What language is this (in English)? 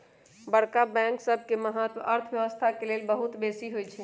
Magahi